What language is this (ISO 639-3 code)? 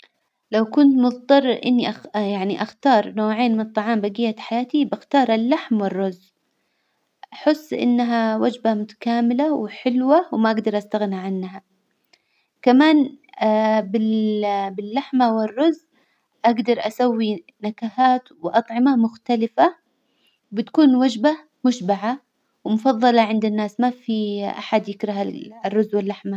acw